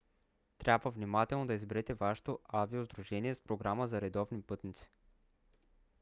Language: Bulgarian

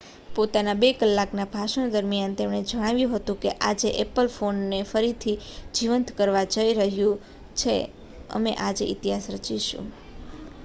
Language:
Gujarati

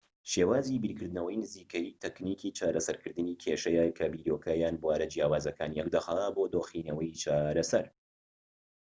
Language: Central Kurdish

